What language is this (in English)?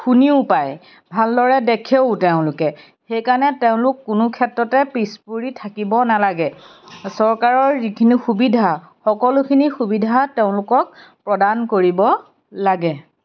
Assamese